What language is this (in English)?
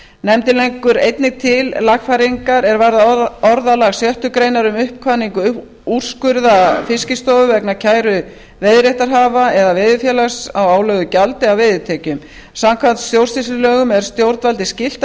Icelandic